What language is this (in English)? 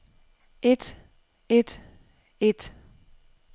Danish